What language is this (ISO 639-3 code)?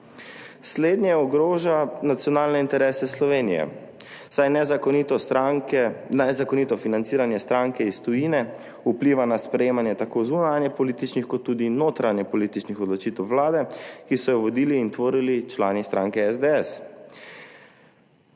slv